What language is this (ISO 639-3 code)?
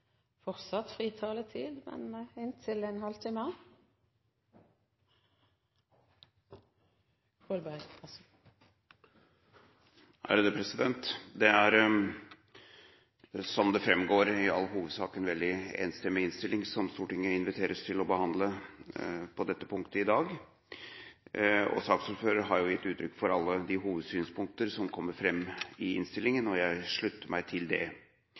nor